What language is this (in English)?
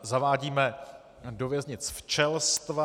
Czech